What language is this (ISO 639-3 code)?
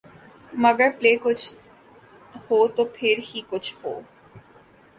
urd